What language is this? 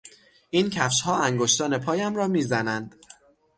Persian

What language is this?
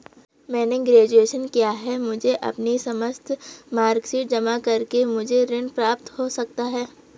Hindi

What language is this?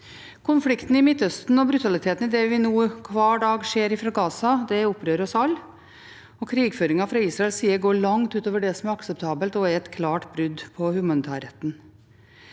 Norwegian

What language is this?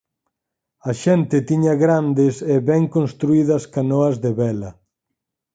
Galician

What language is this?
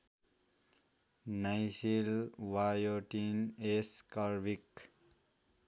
Nepali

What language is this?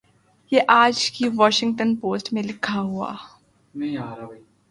Urdu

